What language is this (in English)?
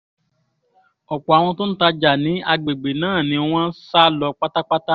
Yoruba